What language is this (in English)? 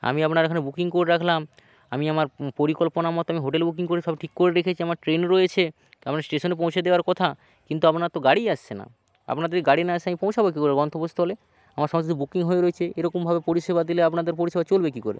Bangla